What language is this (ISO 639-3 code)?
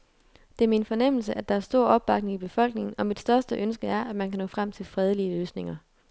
dan